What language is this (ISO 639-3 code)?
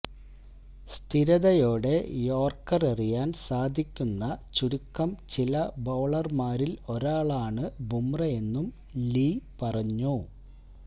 mal